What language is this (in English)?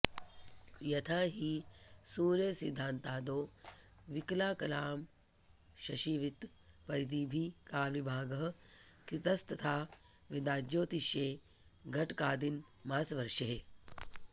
Sanskrit